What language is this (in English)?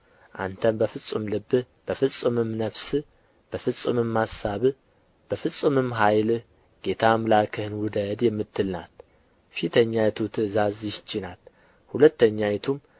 Amharic